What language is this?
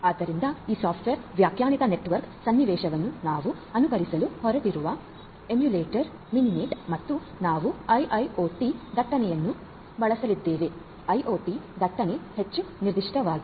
Kannada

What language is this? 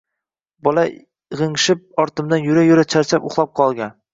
Uzbek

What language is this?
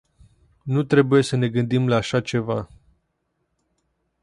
Romanian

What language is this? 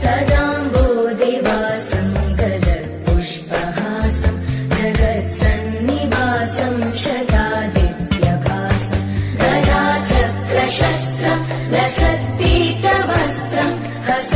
Hindi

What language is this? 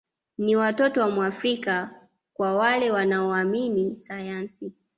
Swahili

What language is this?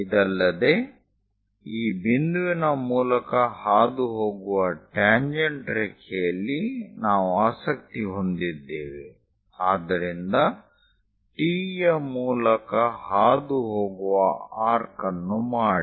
Kannada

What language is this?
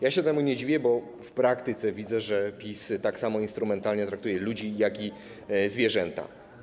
Polish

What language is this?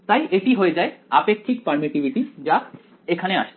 Bangla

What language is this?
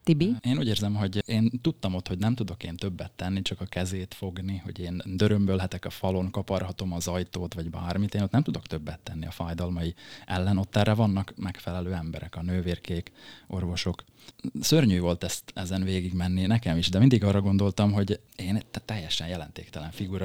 Hungarian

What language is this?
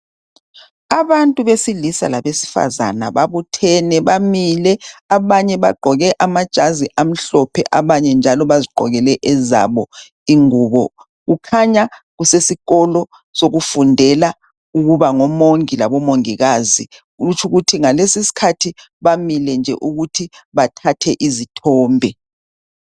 North Ndebele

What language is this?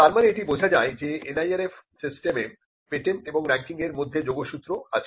Bangla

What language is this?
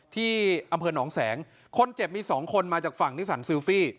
Thai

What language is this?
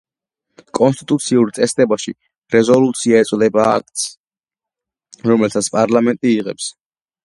Georgian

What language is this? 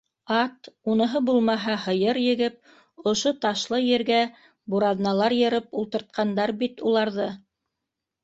Bashkir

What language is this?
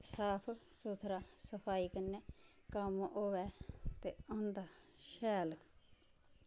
Dogri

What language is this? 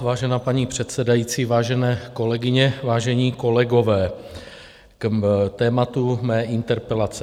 Czech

